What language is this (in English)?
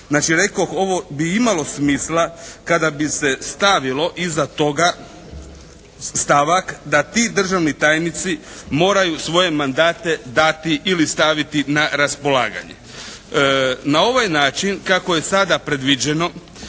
Croatian